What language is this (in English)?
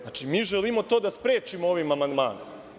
Serbian